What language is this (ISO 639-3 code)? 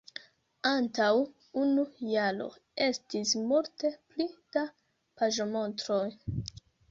epo